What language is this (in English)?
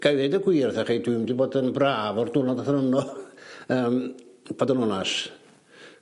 Welsh